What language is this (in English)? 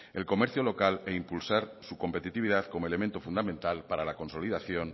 Spanish